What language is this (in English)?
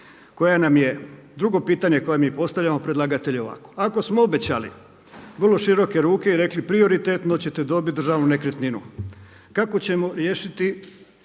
Croatian